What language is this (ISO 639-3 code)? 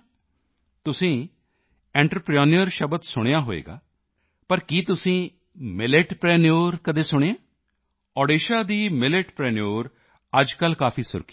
pan